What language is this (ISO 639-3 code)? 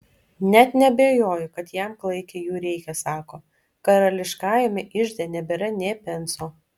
lit